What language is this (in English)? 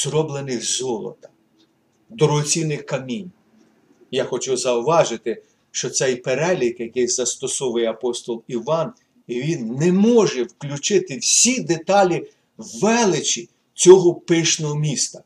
Ukrainian